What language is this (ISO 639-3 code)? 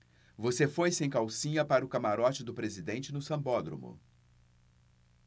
por